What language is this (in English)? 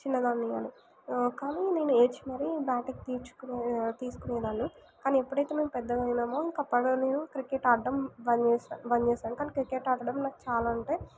Telugu